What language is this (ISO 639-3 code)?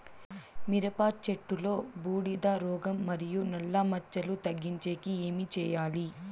tel